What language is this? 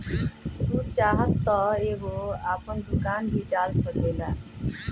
Bhojpuri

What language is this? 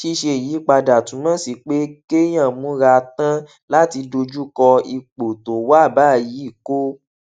Yoruba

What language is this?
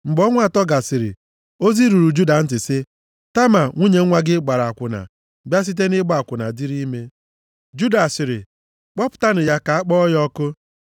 Igbo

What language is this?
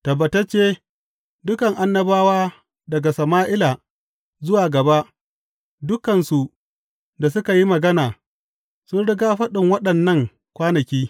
Hausa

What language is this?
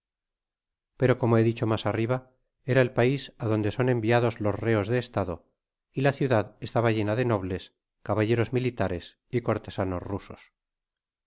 Spanish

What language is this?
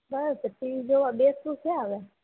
Gujarati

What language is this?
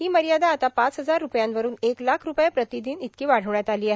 Marathi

